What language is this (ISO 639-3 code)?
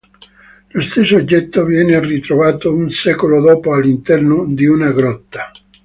ita